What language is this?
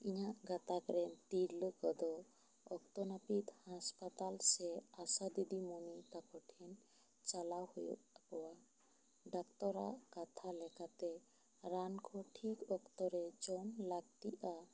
Santali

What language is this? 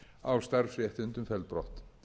Icelandic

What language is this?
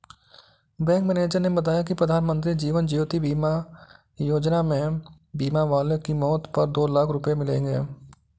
Hindi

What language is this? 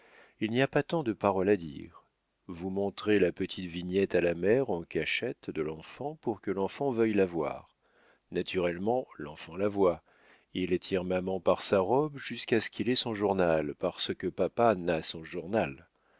French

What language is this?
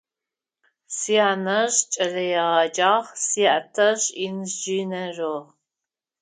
Adyghe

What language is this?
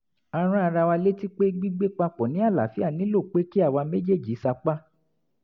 Yoruba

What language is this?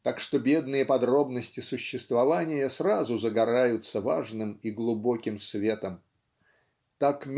Russian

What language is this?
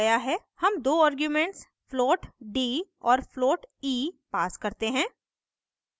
Hindi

